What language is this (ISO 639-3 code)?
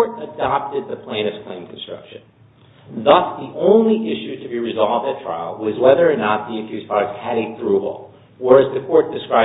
eng